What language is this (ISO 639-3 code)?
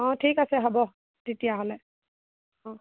asm